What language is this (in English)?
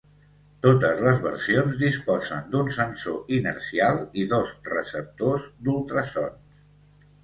Catalan